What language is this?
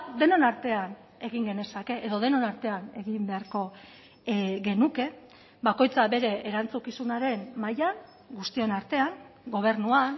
Basque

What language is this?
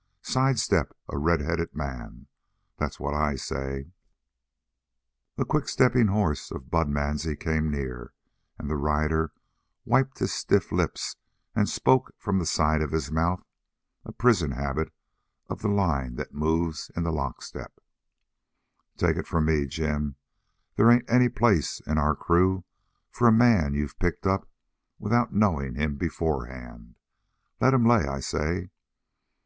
English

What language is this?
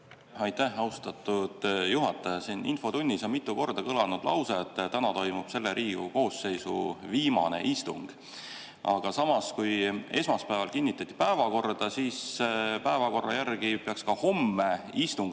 Estonian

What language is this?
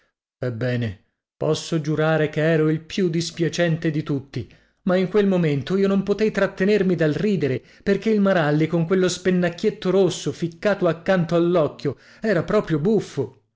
Italian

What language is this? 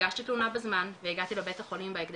Hebrew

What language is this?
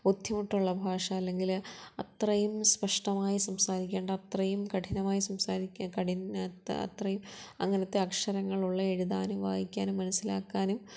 Malayalam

